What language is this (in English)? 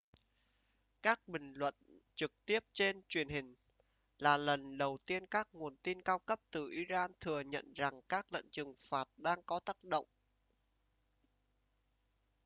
Vietnamese